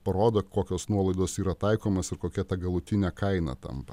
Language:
Lithuanian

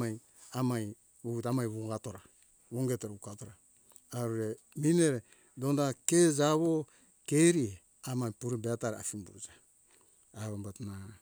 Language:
Hunjara-Kaina Ke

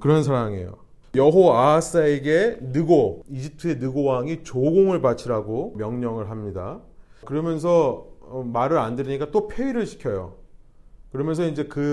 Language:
Korean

